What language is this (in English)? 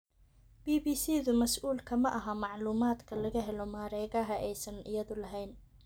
Somali